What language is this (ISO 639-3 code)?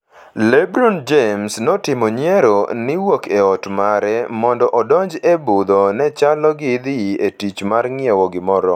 luo